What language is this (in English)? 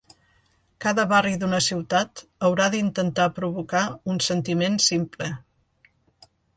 Catalan